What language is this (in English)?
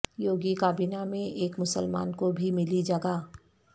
Urdu